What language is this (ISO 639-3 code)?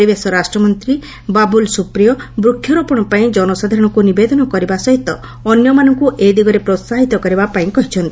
ori